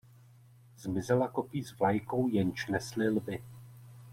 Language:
Czech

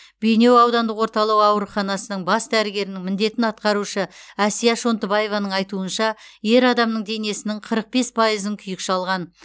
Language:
Kazakh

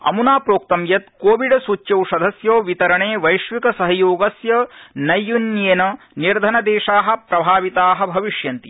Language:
Sanskrit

